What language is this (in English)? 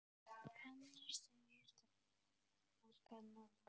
Icelandic